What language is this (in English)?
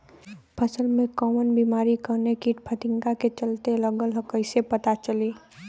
Bhojpuri